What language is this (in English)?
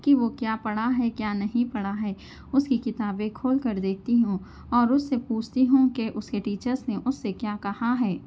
Urdu